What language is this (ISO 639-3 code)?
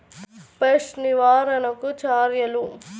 tel